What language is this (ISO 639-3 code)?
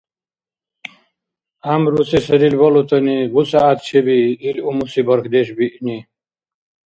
dar